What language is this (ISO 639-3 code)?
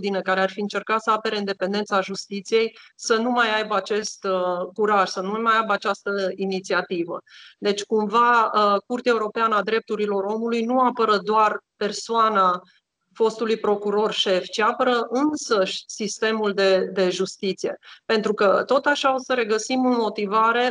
ron